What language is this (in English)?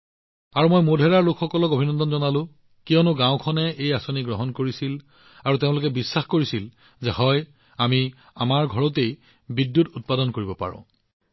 Assamese